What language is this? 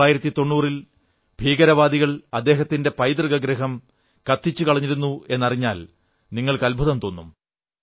Malayalam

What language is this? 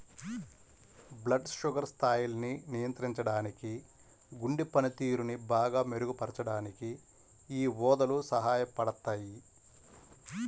Telugu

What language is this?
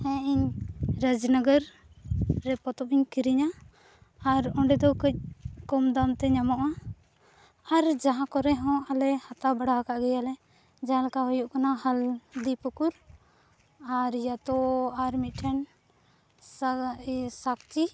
Santali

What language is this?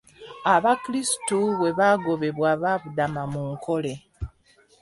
Ganda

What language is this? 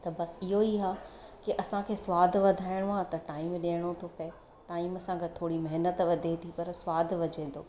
Sindhi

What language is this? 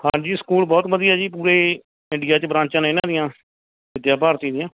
Punjabi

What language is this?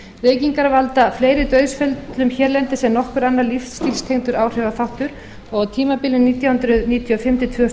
Icelandic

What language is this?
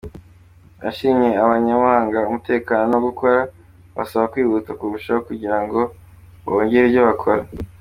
Kinyarwanda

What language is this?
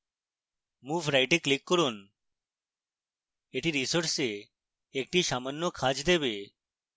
Bangla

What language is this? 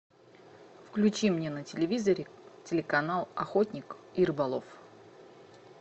Russian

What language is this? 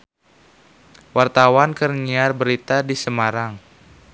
Sundanese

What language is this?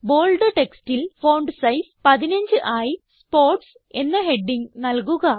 Malayalam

